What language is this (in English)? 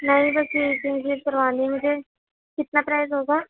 Urdu